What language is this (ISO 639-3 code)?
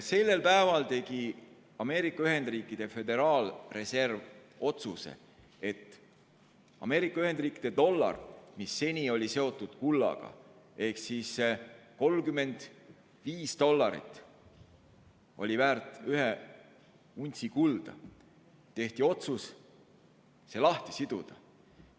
est